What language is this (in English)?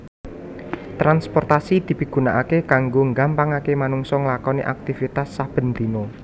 Javanese